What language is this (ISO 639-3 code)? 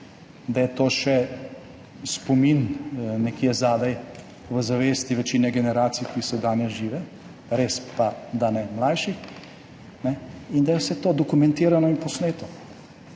slv